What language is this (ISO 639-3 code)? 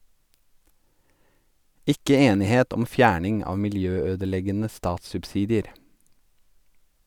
nor